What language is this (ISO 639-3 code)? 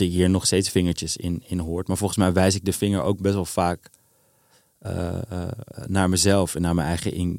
nld